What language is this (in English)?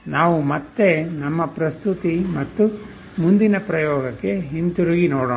Kannada